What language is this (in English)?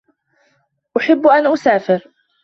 Arabic